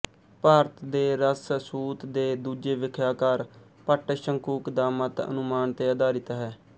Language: Punjabi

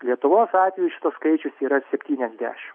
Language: Lithuanian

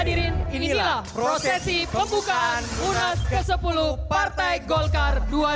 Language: Indonesian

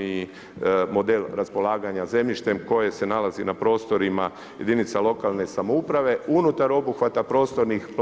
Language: Croatian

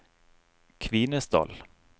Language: Norwegian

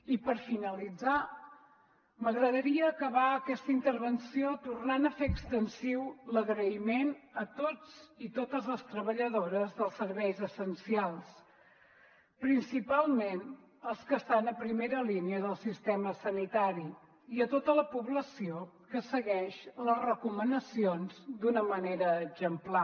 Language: Catalan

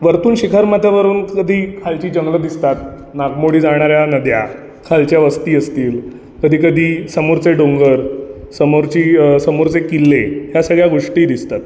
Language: Marathi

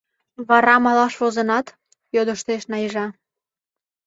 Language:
Mari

